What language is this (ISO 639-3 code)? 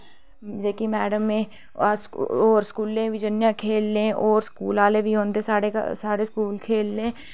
doi